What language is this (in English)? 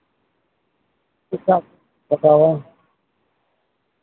Santali